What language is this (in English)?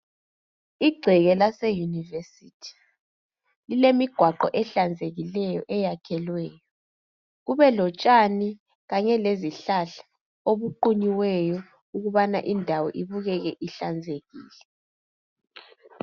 North Ndebele